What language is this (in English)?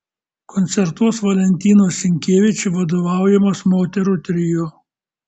Lithuanian